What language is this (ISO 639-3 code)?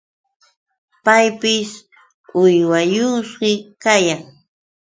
qux